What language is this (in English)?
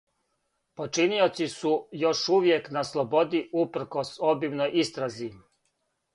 Serbian